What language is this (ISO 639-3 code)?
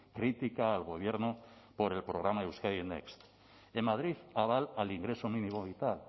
spa